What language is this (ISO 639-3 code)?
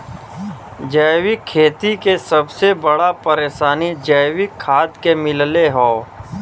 bho